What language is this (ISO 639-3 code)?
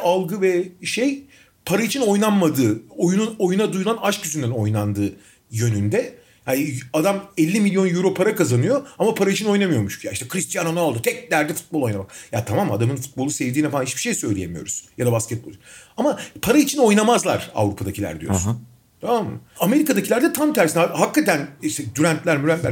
tur